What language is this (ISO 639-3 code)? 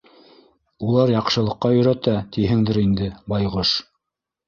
bak